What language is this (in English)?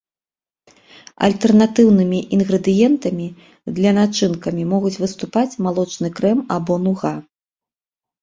Belarusian